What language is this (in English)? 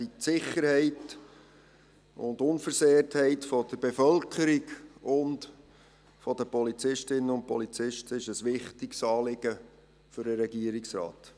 Swiss German